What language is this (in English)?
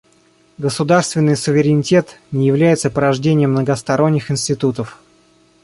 Russian